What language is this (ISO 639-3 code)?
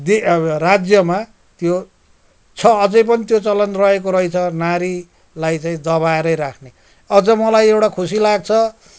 nep